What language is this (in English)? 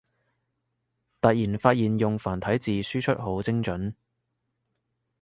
Cantonese